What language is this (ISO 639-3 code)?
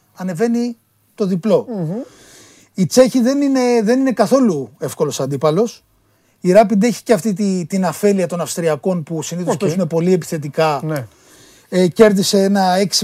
ell